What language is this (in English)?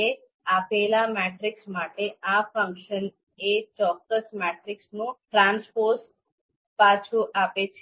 Gujarati